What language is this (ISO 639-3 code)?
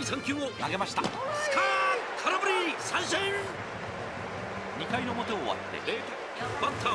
jpn